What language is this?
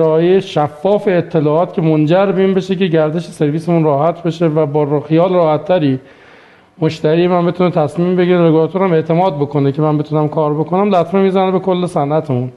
Persian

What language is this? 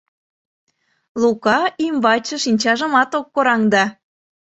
Mari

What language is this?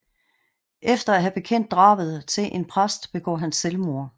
Danish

